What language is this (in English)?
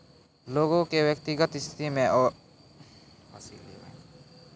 Maithili